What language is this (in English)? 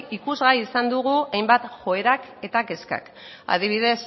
Basque